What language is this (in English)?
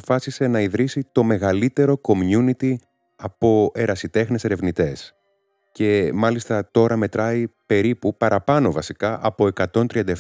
Greek